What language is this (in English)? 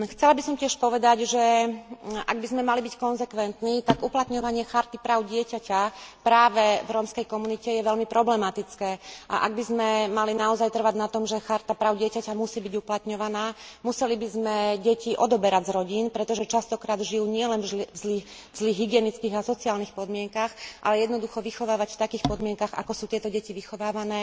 Slovak